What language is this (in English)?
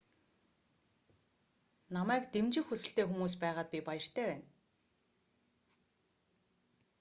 Mongolian